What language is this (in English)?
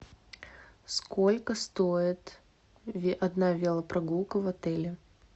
Russian